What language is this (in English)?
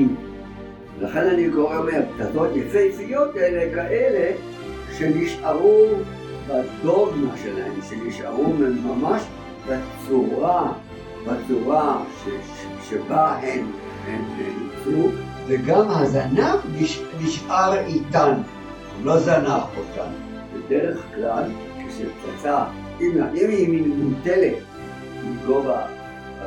Hebrew